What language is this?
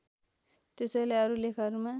Nepali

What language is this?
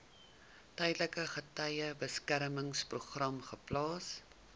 Afrikaans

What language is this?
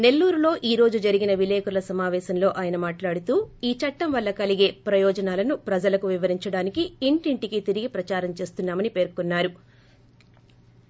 Telugu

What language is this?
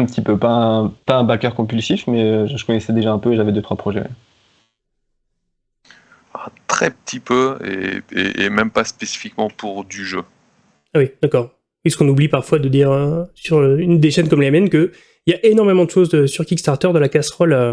French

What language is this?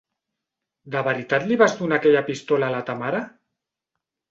Catalan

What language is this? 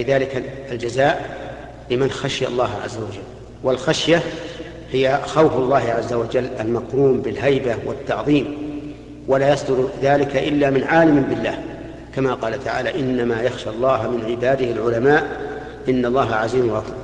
Arabic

